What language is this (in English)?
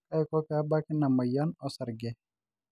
Masai